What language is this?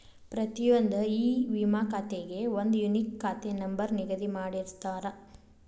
Kannada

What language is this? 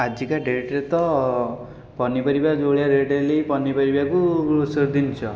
Odia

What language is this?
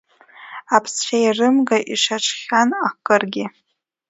Abkhazian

